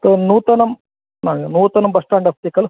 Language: Sanskrit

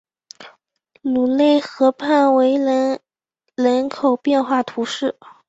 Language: Chinese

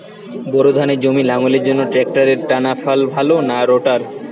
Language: Bangla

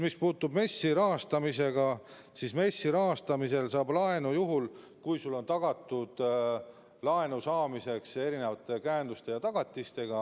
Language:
Estonian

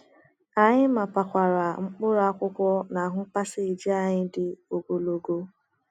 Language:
Igbo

